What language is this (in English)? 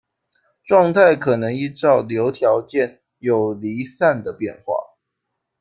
Chinese